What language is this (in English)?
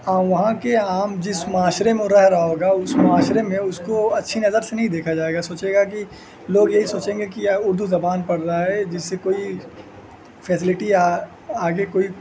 Urdu